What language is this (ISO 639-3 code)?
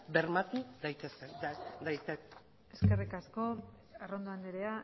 eus